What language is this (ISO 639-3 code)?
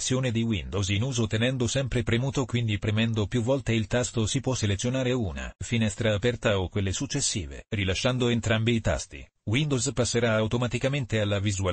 ita